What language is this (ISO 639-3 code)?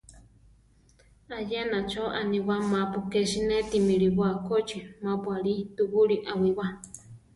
tar